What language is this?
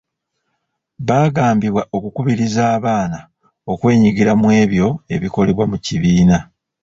Ganda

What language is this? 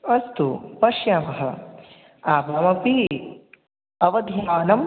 Sanskrit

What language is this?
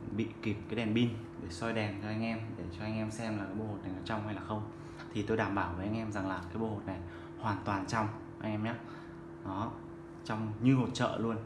Vietnamese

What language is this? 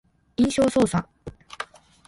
Japanese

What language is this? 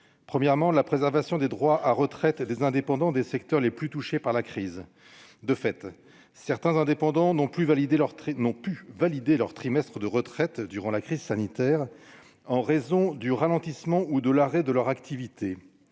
French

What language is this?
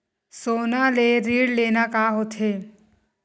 Chhattisgarhi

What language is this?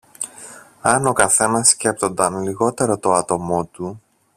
Greek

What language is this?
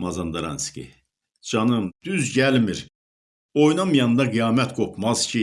Turkish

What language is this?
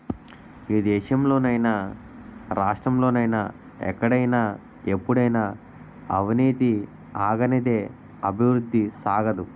Telugu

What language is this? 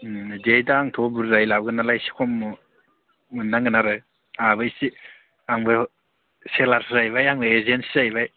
Bodo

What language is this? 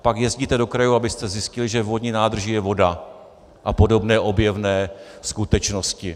Czech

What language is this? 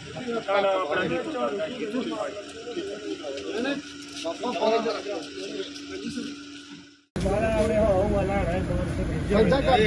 Punjabi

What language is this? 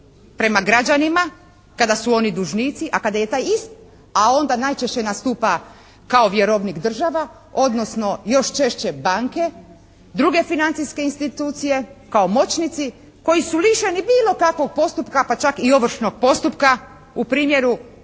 Croatian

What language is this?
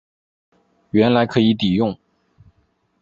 Chinese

